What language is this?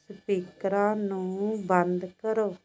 Punjabi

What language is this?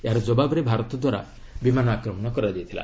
Odia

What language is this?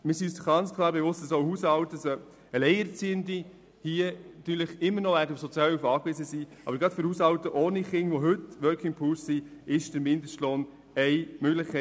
Swiss German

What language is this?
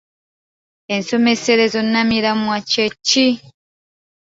Ganda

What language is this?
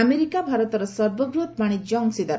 Odia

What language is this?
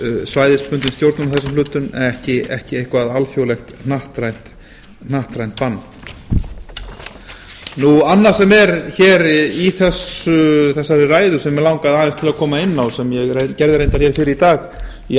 Icelandic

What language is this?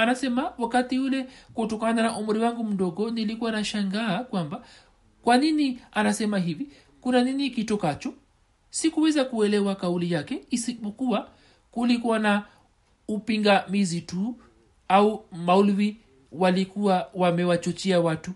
Swahili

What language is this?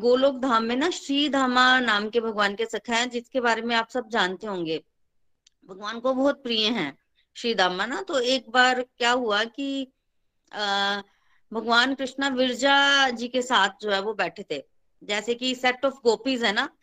Hindi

